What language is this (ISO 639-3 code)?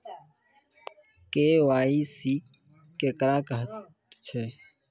mai